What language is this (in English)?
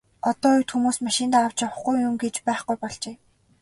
Mongolian